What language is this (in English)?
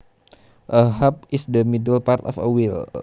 Javanese